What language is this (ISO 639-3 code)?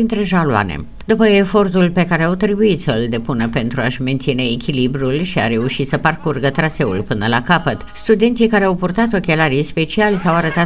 ron